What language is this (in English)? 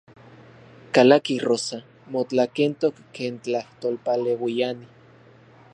Central Puebla Nahuatl